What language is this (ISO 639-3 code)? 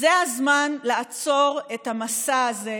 heb